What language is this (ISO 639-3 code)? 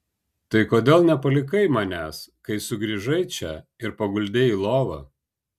lit